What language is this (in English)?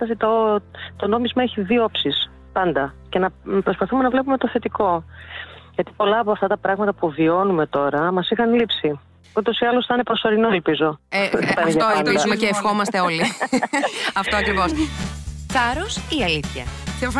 Greek